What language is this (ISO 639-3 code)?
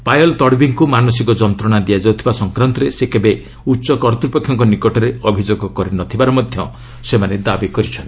ori